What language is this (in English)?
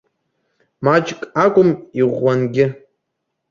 Abkhazian